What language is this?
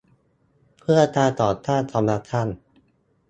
Thai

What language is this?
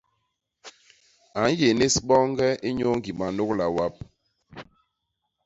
Basaa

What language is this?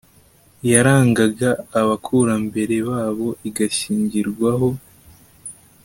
Kinyarwanda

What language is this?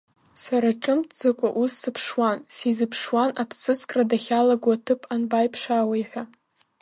Abkhazian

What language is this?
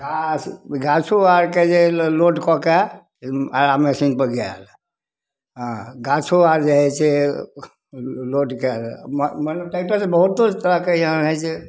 Maithili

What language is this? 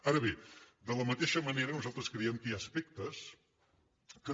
Catalan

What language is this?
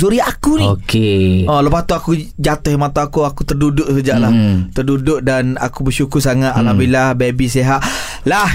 Malay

